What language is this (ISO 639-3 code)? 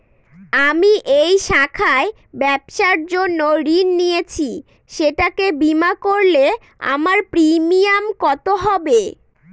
ben